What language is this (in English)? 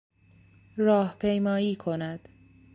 Persian